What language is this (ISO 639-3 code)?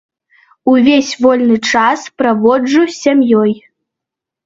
bel